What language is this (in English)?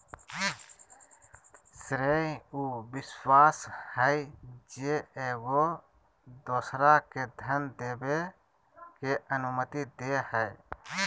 Magahi